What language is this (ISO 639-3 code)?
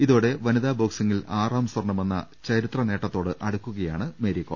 mal